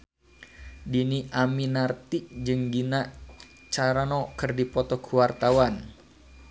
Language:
Sundanese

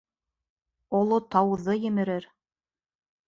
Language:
Bashkir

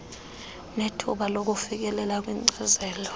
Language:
Xhosa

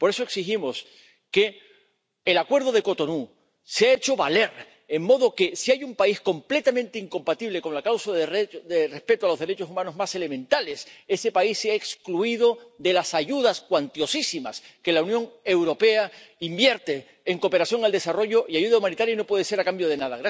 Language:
Spanish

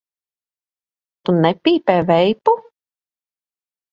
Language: Latvian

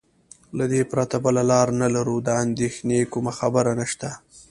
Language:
Pashto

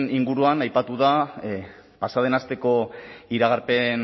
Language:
Basque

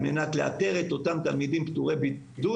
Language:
Hebrew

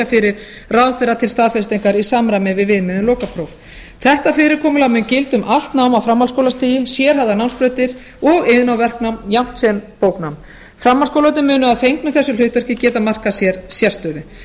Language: Icelandic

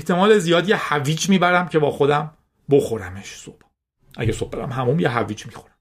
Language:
Persian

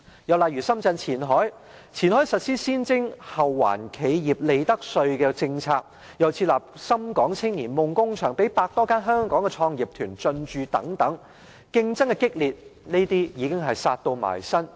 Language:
Cantonese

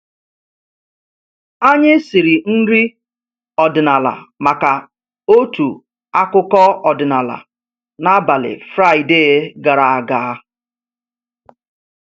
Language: Igbo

